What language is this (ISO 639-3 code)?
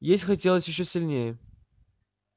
rus